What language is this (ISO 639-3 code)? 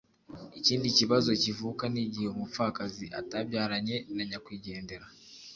kin